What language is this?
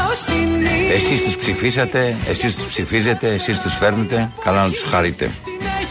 Greek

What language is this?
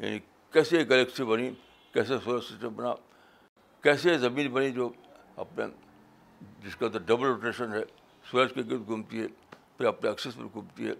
Urdu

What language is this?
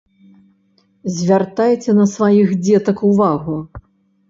Belarusian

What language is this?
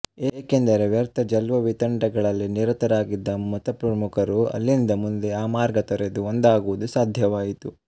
Kannada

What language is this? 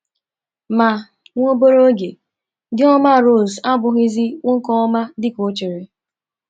Igbo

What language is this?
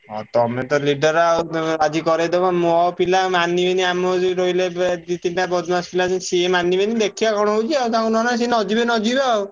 Odia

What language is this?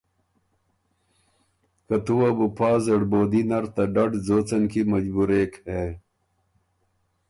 Ormuri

